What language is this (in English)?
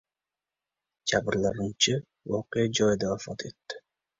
Uzbek